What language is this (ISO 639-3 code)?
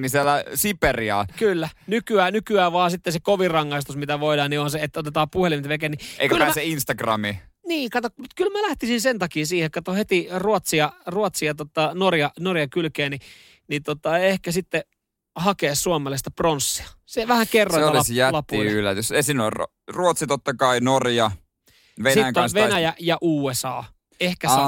fin